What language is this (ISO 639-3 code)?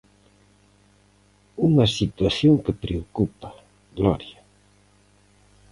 glg